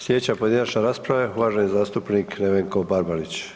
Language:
Croatian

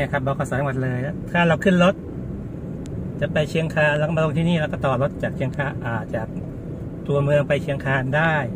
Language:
Thai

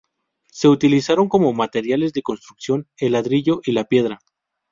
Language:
Spanish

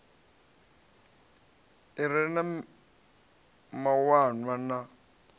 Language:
Venda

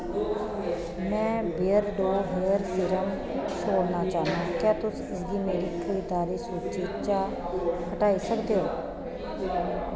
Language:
Dogri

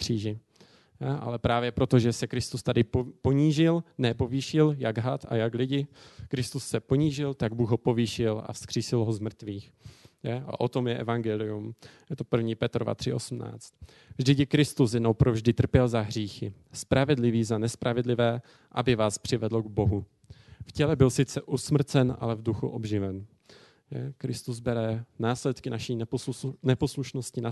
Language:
Czech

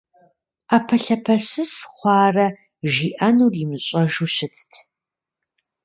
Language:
Kabardian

